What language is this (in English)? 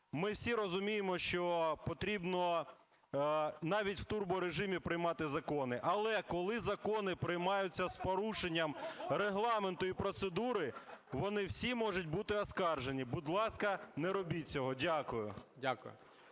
Ukrainian